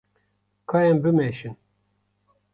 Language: Kurdish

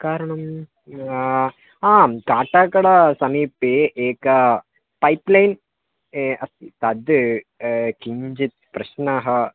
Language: Sanskrit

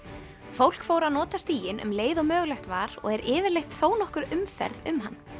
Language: Icelandic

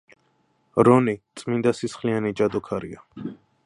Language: Georgian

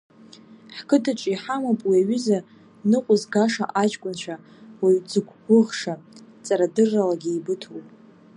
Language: Abkhazian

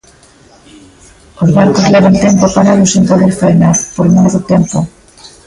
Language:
Galician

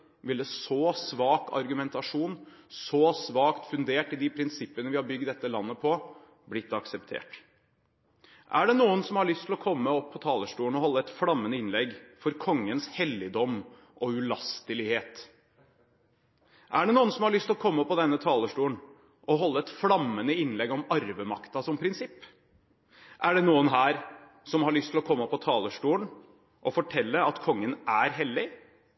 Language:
Norwegian Bokmål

